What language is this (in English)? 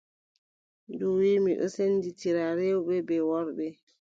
Adamawa Fulfulde